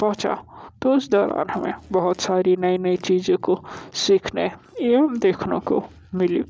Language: Hindi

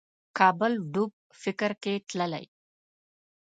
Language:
Pashto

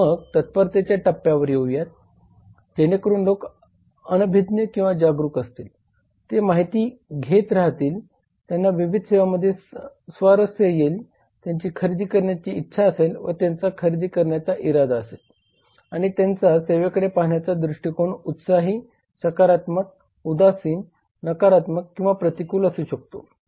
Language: Marathi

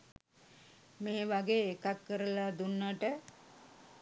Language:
Sinhala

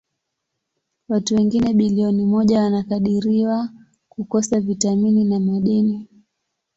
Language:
Swahili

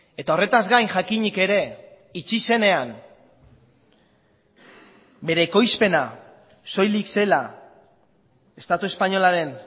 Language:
Basque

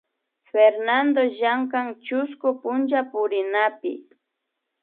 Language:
Imbabura Highland Quichua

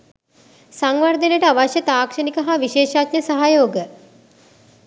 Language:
Sinhala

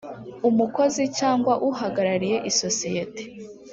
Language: Kinyarwanda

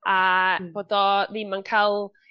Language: Welsh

